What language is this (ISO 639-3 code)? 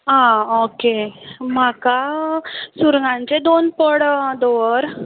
kok